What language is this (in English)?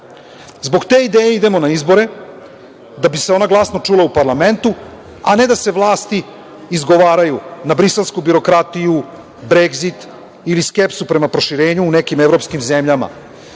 Serbian